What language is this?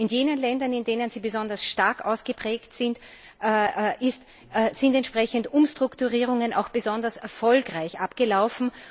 German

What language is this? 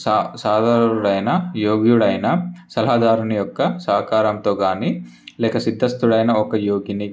Telugu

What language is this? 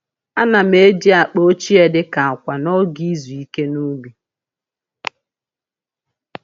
Igbo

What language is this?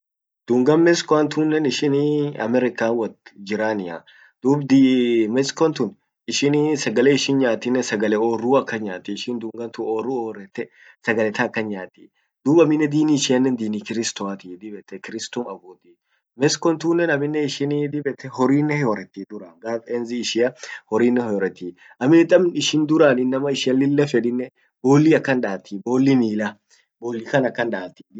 Orma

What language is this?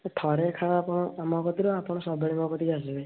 Odia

